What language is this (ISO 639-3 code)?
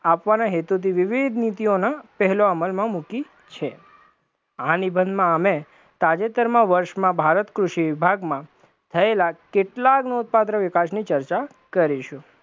guj